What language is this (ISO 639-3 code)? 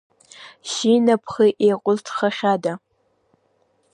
abk